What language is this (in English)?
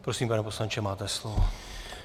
Czech